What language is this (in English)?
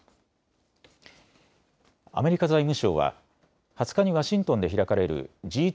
Japanese